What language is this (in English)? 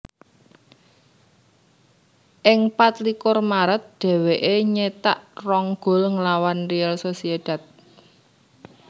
Javanese